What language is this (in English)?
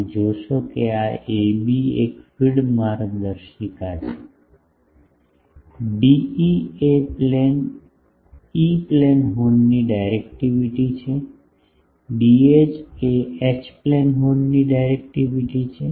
Gujarati